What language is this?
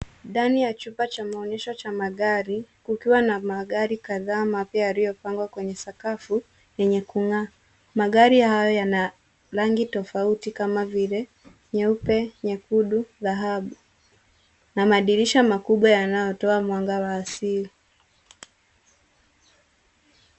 Swahili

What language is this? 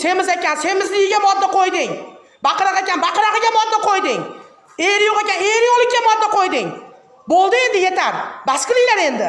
Uzbek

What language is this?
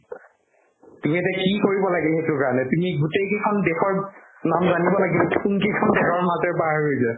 Assamese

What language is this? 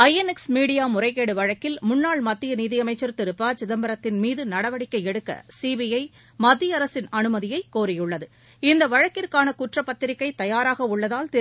Tamil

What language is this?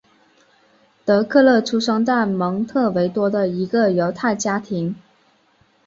Chinese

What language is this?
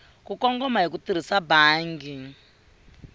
Tsonga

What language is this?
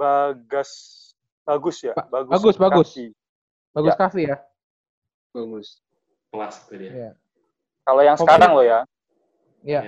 Indonesian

